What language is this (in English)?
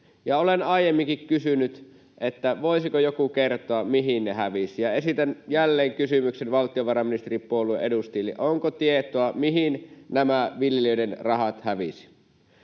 Finnish